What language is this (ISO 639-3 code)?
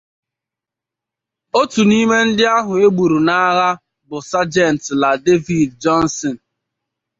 ibo